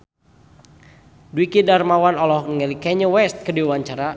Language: Sundanese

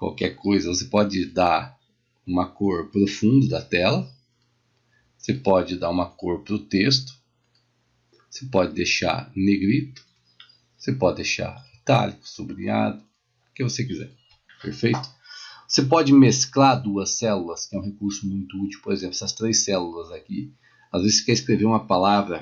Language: Portuguese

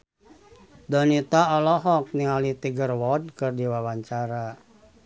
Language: Sundanese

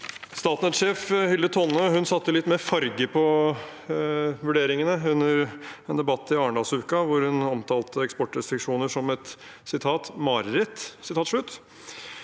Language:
Norwegian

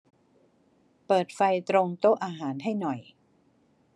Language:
Thai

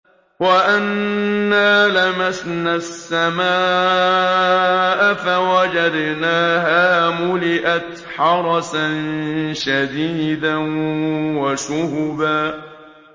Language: Arabic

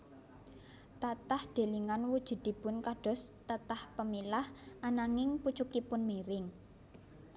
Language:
Javanese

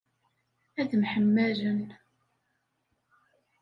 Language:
Kabyle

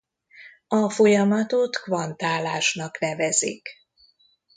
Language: Hungarian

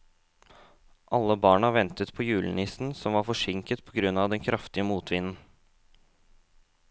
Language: Norwegian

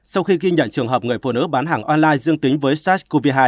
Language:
Vietnamese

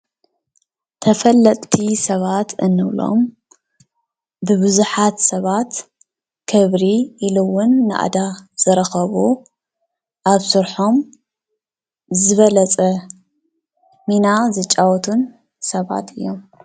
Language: Tigrinya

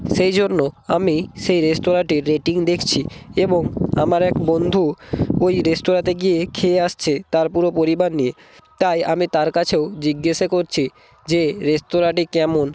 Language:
Bangla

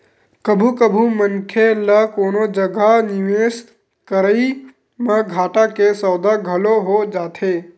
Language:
Chhattisgarhi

